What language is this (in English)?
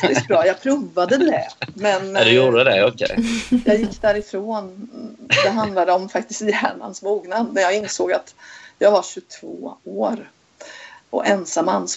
Swedish